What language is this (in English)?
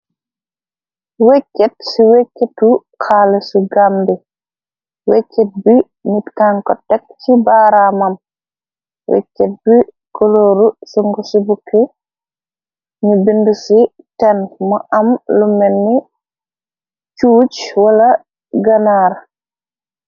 Wolof